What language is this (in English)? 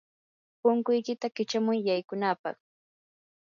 Yanahuanca Pasco Quechua